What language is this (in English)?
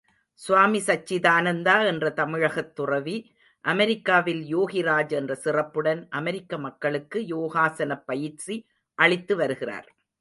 Tamil